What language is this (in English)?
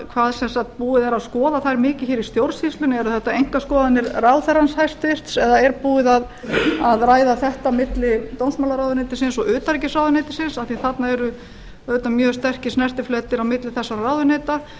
Icelandic